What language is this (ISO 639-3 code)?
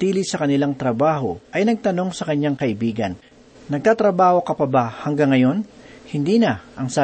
fil